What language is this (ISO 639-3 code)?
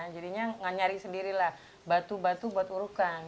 ind